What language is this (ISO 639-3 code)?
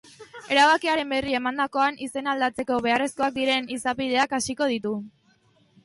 eus